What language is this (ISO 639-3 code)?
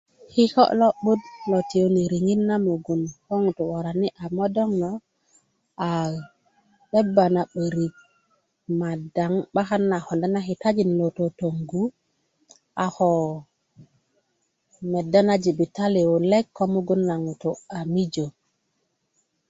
ukv